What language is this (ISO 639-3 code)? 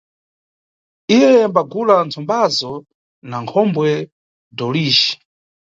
nyu